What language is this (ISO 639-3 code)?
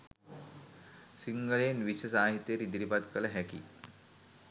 sin